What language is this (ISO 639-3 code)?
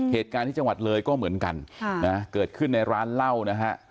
tha